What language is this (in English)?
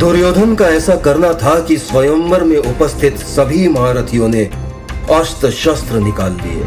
Hindi